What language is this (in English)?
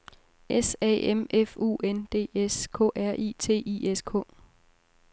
Danish